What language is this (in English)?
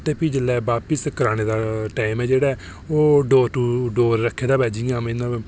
Dogri